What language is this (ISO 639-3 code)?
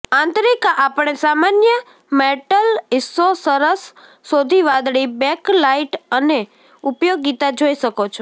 guj